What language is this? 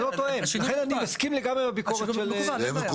Hebrew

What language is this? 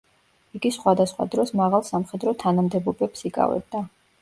Georgian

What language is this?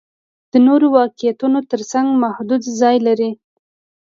Pashto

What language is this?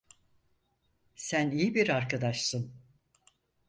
Turkish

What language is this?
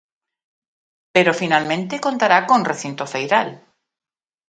Galician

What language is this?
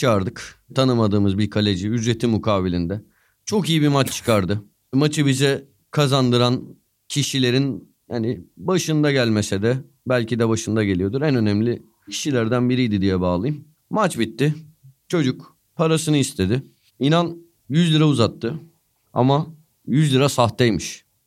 Turkish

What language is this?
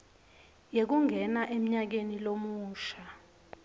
Swati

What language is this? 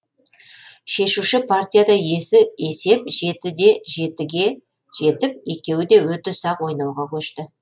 Kazakh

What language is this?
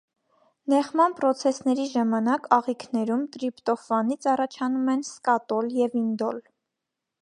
Armenian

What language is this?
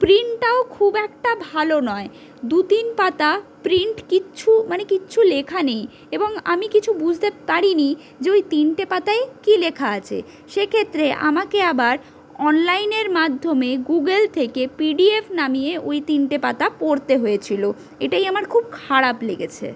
Bangla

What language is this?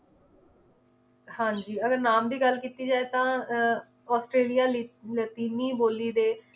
Punjabi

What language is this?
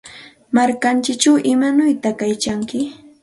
Santa Ana de Tusi Pasco Quechua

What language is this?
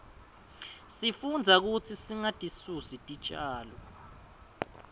Swati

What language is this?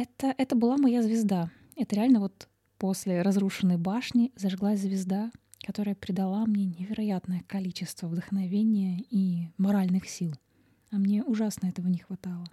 Russian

